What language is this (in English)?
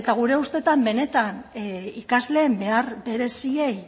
Basque